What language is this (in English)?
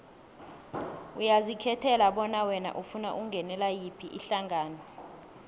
South Ndebele